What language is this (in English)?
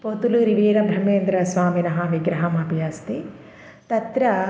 Sanskrit